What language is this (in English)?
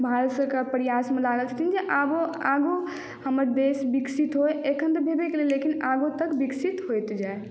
Maithili